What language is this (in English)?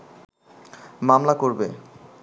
Bangla